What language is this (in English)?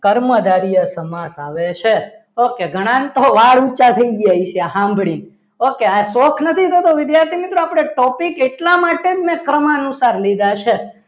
Gujarati